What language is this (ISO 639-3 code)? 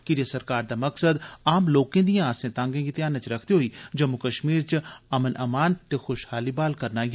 doi